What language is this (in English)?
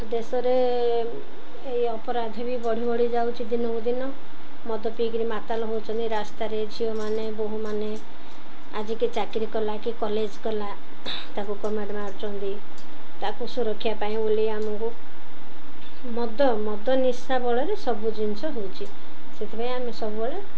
Odia